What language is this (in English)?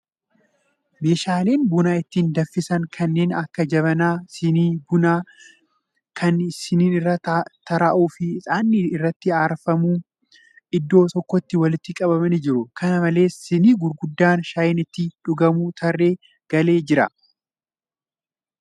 Oromo